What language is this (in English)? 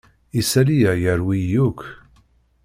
Kabyle